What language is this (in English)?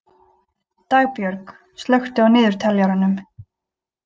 Icelandic